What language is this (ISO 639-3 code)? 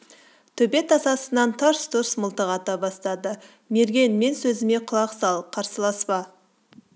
kaz